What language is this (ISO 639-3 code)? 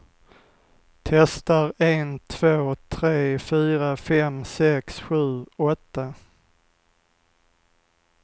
swe